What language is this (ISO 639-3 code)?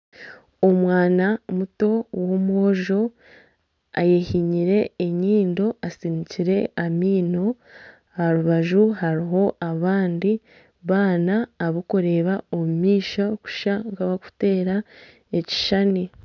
nyn